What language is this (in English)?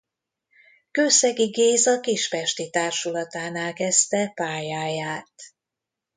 Hungarian